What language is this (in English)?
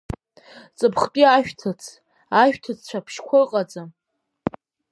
Abkhazian